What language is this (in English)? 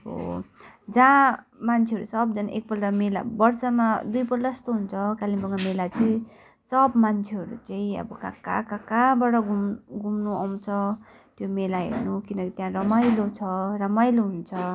Nepali